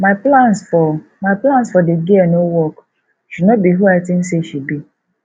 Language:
Nigerian Pidgin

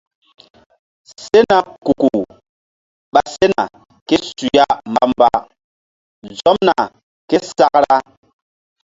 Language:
Mbum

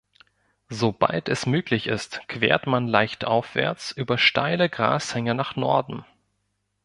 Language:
German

